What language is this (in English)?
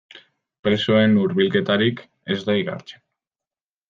Basque